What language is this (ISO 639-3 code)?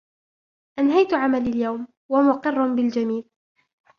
ara